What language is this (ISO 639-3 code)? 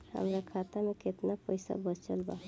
bho